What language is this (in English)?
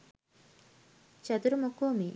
Sinhala